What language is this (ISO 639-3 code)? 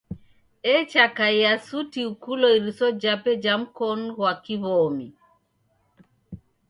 dav